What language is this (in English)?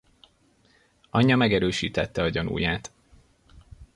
Hungarian